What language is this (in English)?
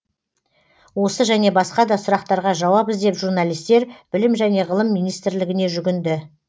Kazakh